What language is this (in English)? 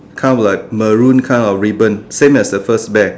English